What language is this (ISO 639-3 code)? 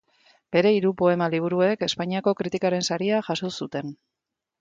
eus